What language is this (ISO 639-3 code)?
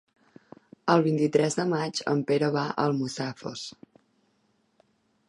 cat